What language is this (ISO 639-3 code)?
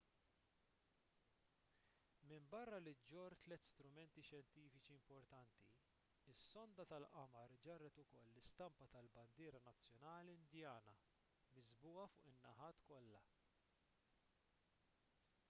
mlt